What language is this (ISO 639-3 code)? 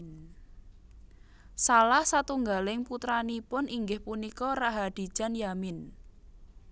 jav